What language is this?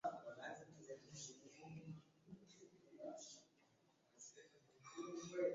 Swahili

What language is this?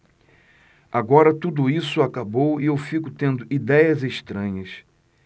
Portuguese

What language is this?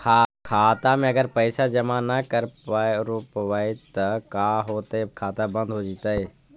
Magahi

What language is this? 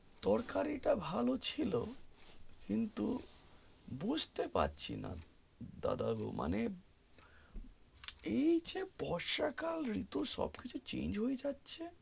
Bangla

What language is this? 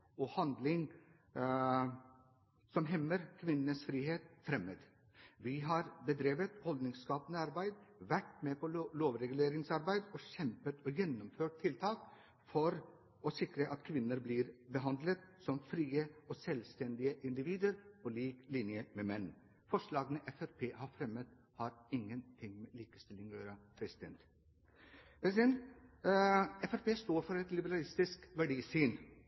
Norwegian Bokmål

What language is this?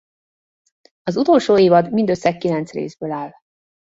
Hungarian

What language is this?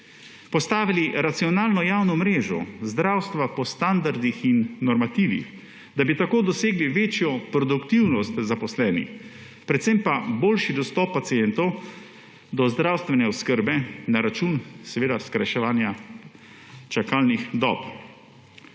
Slovenian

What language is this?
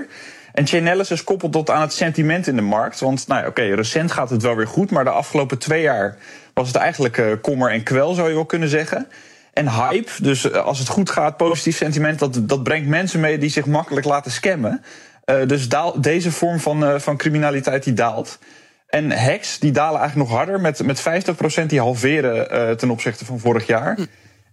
Dutch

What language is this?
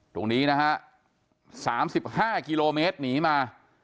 Thai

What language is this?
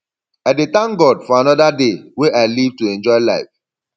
Nigerian Pidgin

